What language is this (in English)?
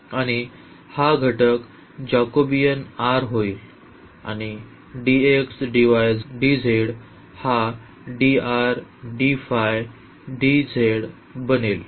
Marathi